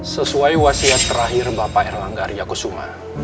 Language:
Indonesian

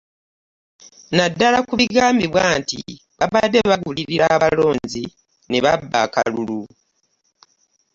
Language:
Ganda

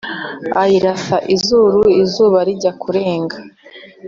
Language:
Kinyarwanda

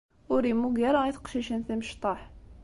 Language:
Kabyle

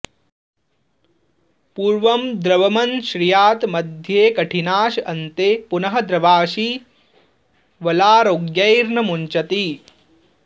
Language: Sanskrit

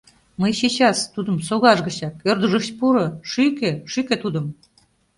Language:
Mari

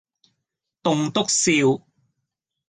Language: Cantonese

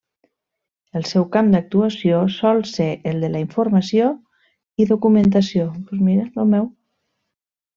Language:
Catalan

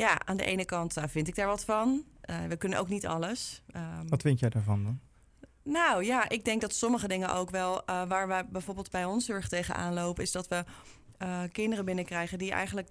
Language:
Dutch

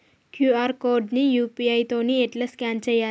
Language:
Telugu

